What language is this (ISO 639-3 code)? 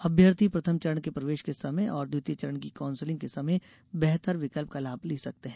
hin